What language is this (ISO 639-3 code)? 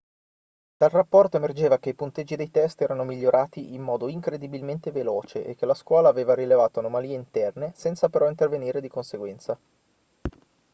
ita